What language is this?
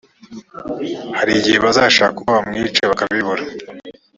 Kinyarwanda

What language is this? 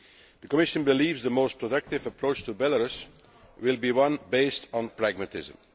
English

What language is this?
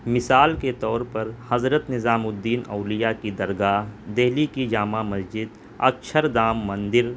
Urdu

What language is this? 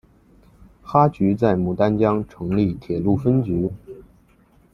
Chinese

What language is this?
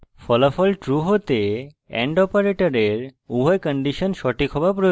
Bangla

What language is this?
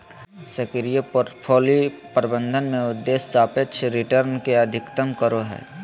Magahi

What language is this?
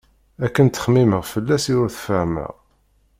Kabyle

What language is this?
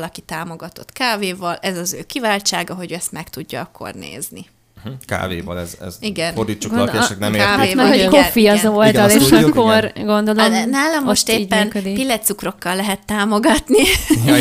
Hungarian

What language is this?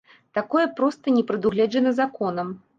Belarusian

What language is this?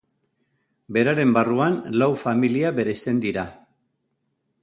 Basque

